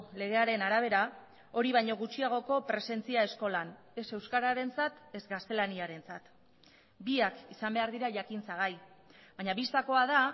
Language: Basque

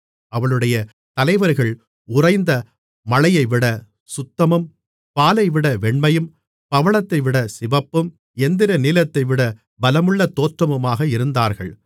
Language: Tamil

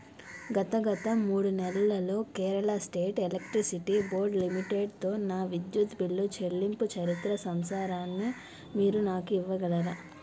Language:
Telugu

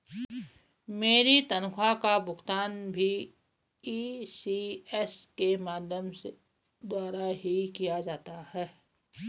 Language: Hindi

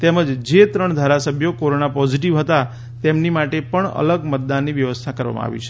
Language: Gujarati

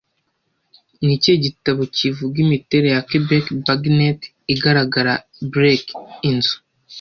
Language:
Kinyarwanda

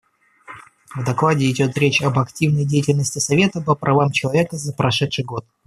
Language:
Russian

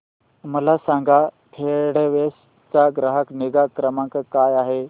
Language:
Marathi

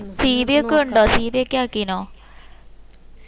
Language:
Malayalam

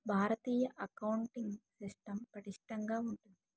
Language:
Telugu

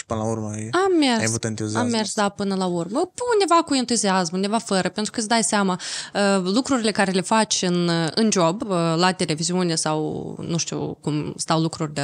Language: Romanian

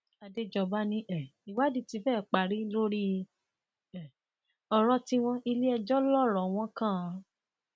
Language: Yoruba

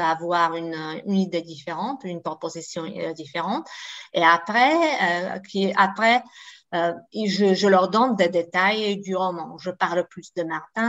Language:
French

